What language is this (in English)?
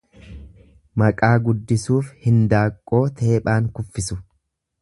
Oromo